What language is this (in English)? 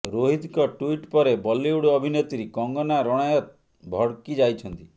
Odia